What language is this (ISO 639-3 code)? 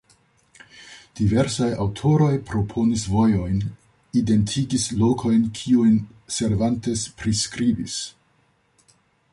epo